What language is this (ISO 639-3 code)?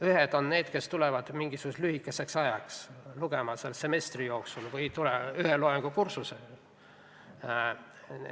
est